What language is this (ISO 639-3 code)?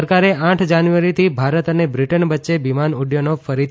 guj